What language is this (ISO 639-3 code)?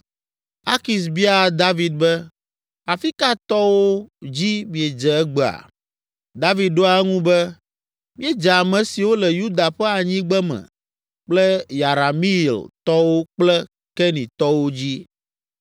ewe